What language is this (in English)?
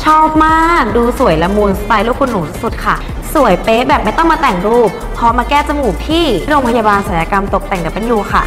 Thai